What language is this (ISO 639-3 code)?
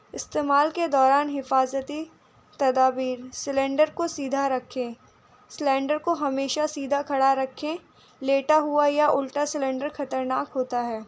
urd